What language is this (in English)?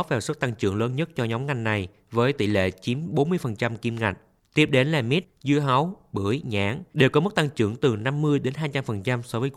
Vietnamese